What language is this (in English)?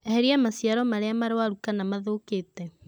Kikuyu